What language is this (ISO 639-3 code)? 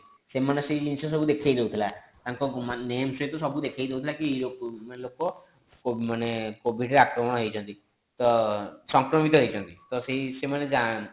ori